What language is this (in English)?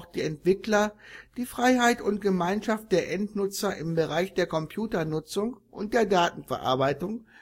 German